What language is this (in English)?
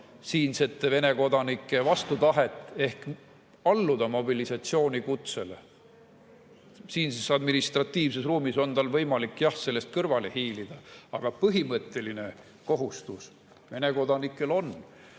Estonian